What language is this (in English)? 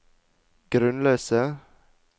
Norwegian